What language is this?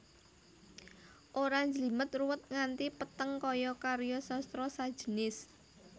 Javanese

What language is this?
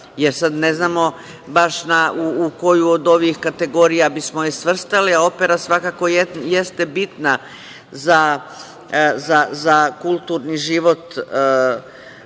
Serbian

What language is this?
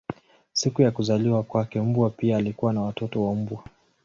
Swahili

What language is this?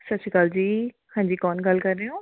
Punjabi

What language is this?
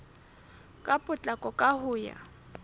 Southern Sotho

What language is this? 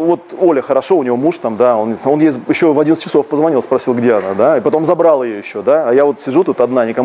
Russian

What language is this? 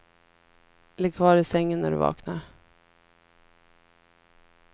Swedish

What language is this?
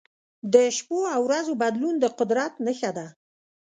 Pashto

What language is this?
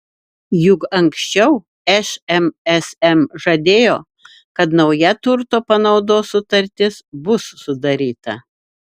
Lithuanian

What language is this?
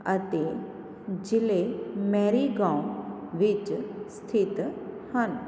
Punjabi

